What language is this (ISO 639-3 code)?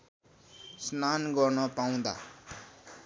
nep